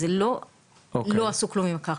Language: Hebrew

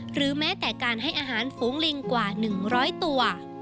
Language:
Thai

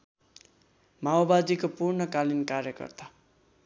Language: Nepali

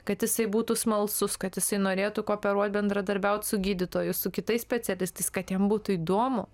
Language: Lithuanian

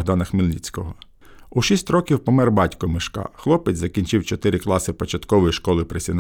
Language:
Ukrainian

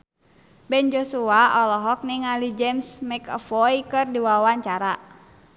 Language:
Sundanese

